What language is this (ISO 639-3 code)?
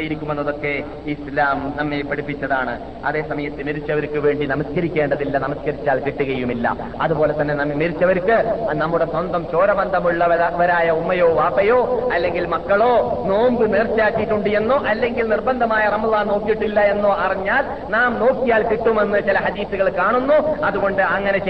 mal